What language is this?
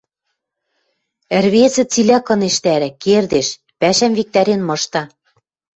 Western Mari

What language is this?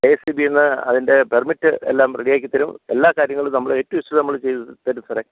Malayalam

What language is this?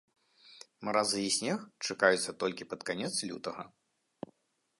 Belarusian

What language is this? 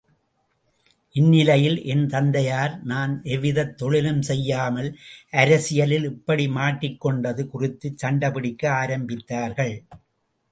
Tamil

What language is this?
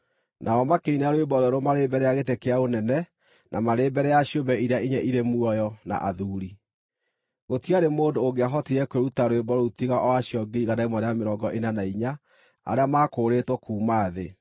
Kikuyu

